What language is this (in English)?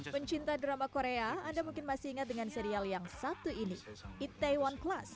Indonesian